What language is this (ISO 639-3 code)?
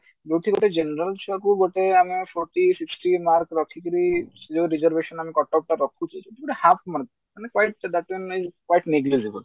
ori